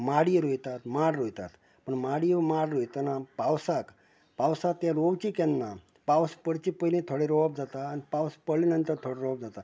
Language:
Konkani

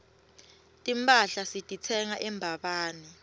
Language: Swati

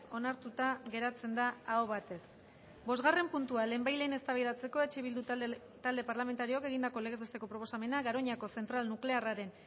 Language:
Basque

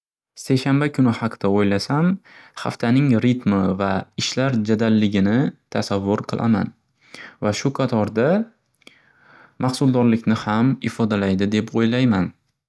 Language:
Uzbek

